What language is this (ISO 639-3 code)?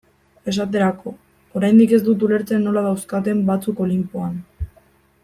eus